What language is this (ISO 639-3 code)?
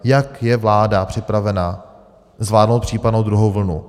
ces